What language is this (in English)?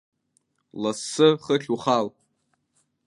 Abkhazian